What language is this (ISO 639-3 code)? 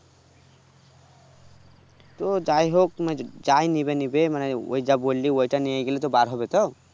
ben